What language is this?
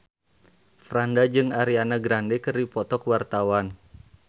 Sundanese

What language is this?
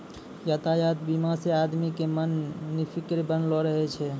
Maithili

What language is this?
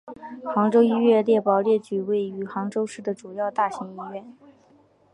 Chinese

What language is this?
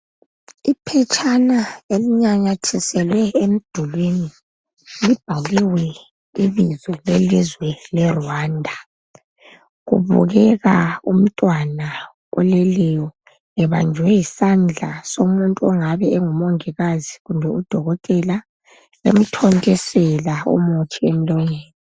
North Ndebele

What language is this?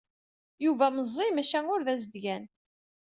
Kabyle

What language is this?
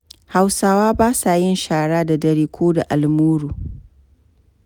Hausa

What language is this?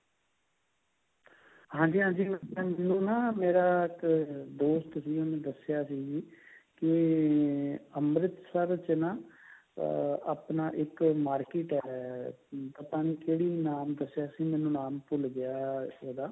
Punjabi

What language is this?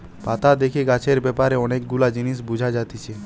Bangla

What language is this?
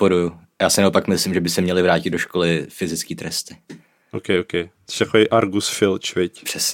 Czech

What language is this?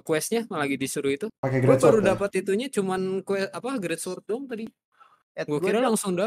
Indonesian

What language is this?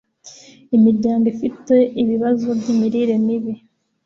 Kinyarwanda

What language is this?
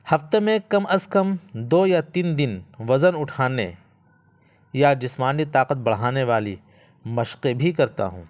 Urdu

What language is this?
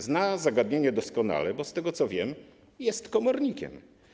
Polish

